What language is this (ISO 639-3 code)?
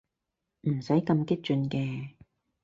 yue